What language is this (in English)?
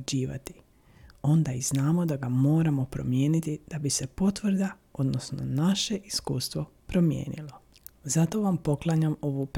Croatian